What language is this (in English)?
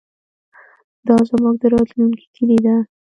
Pashto